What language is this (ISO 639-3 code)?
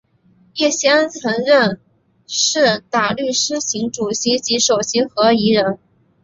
zho